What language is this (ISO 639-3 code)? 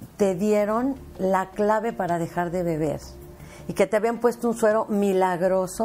spa